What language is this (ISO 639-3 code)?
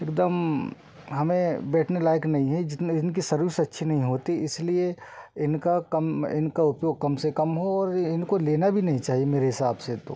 hin